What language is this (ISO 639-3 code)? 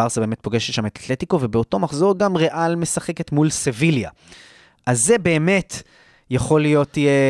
heb